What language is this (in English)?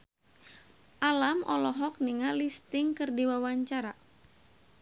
Sundanese